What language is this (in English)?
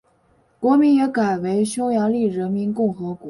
Chinese